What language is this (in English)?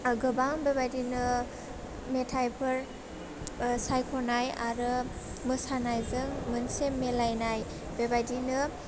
Bodo